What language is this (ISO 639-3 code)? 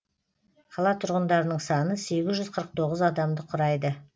kaz